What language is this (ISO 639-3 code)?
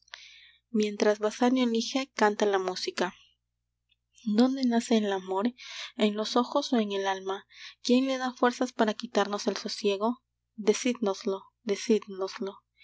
spa